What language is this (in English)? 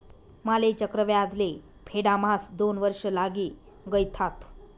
Marathi